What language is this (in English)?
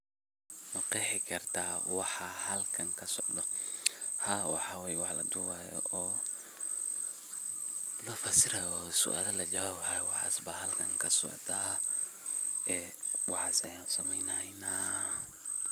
Somali